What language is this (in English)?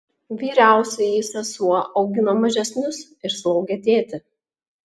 Lithuanian